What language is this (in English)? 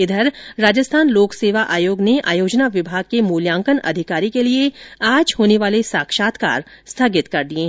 Hindi